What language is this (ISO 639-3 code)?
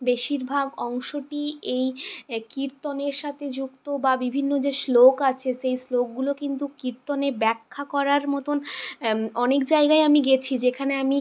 ben